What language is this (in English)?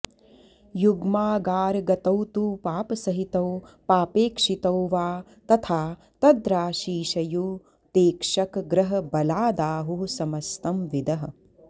Sanskrit